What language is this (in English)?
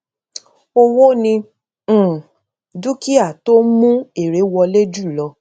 Yoruba